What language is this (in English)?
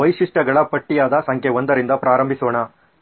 Kannada